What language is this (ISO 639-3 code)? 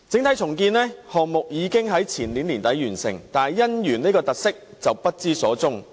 yue